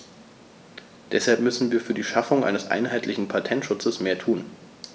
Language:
German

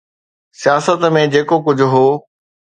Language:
Sindhi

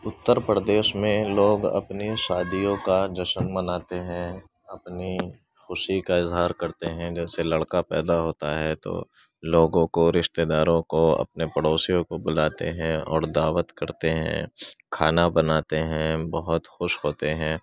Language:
Urdu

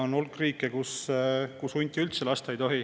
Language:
Estonian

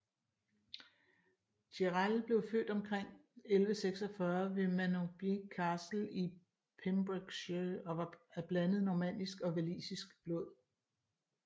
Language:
Danish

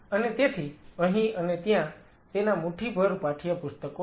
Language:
Gujarati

